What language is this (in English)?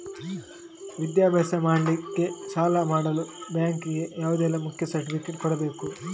Kannada